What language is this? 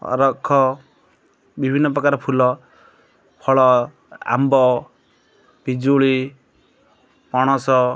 Odia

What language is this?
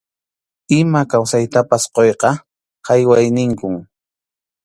Arequipa-La Unión Quechua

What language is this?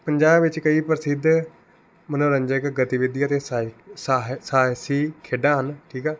Punjabi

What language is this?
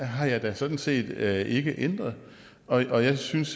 Danish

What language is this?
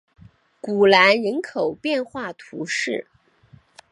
Chinese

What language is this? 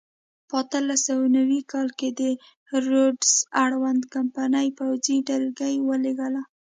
Pashto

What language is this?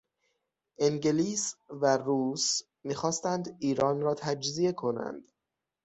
Persian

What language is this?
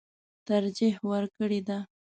Pashto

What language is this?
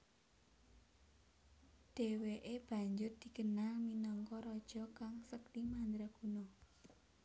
Javanese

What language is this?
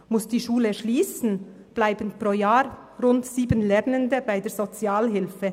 Swiss German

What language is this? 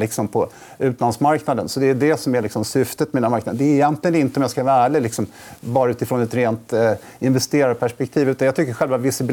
Swedish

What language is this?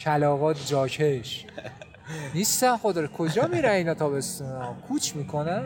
Persian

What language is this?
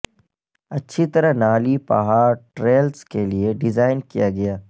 Urdu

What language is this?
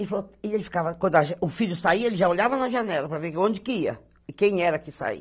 Portuguese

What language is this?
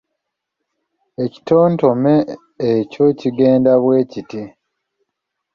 Ganda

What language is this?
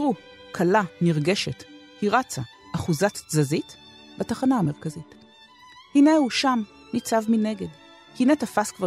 Hebrew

